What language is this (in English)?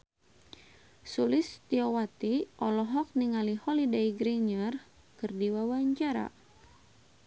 Sundanese